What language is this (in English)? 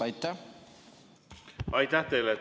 Estonian